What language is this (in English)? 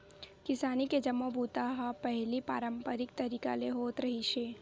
Chhattisgarhi